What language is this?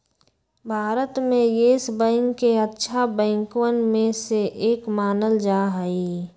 Magahi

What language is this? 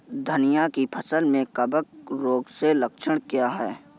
Hindi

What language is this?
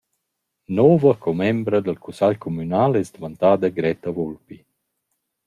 Romansh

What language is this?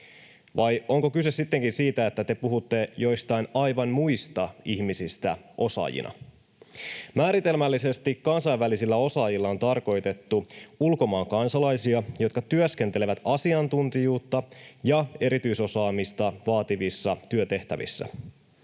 Finnish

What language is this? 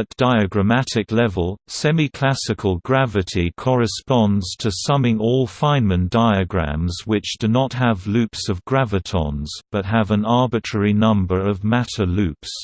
English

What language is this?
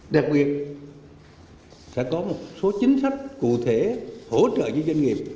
Vietnamese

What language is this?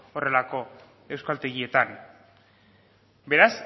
Basque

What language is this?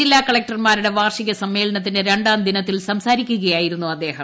Malayalam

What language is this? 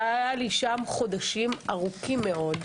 Hebrew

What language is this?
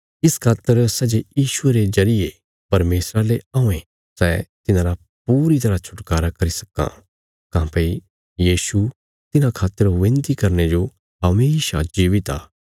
Bilaspuri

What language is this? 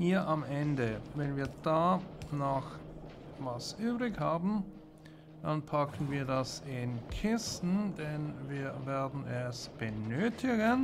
German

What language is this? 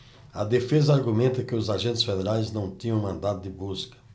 Portuguese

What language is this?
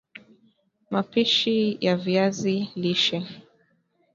Swahili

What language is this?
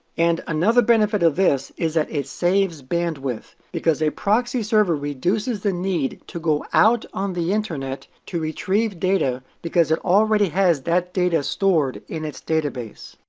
English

